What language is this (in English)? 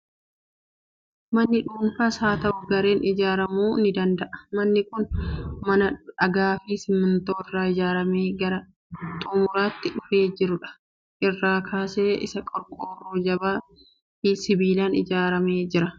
Oromo